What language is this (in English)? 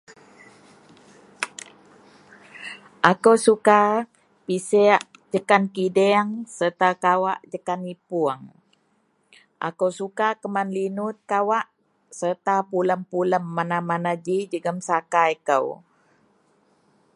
Central Melanau